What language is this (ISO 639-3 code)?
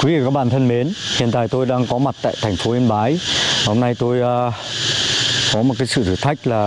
vie